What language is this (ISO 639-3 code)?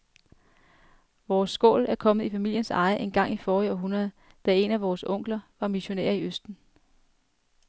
dan